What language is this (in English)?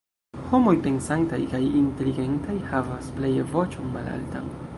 Esperanto